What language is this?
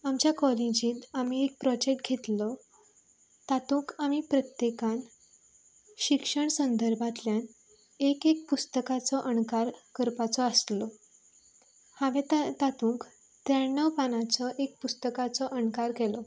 Konkani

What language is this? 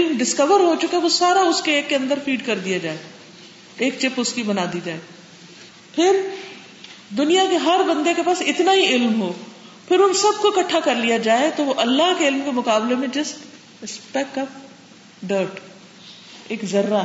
Urdu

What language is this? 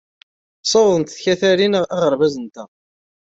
Kabyle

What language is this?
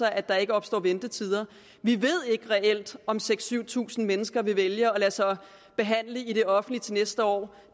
Danish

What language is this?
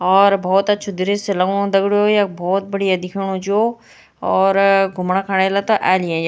Garhwali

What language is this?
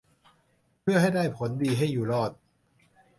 Thai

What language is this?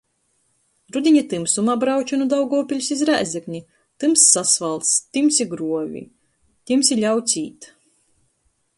Latgalian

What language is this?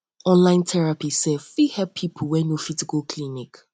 Nigerian Pidgin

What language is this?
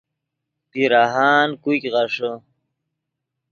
Yidgha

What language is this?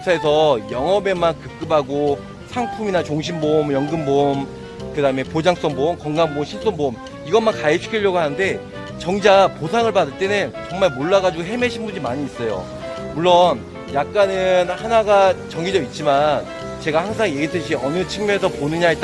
Korean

